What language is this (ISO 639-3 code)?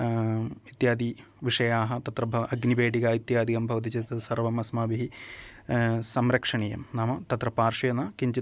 san